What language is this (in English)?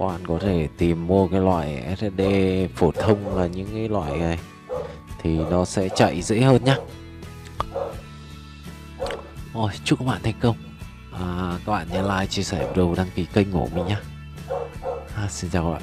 Vietnamese